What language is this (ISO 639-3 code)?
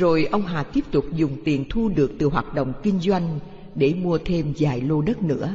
vie